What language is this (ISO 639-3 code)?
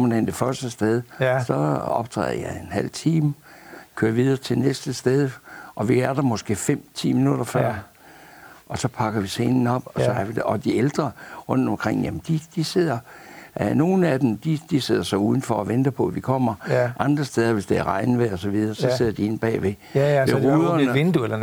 dan